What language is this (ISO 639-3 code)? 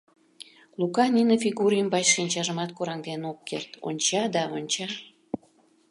chm